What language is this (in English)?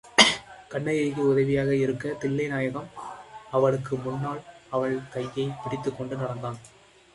Tamil